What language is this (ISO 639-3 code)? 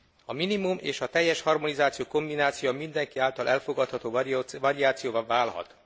hun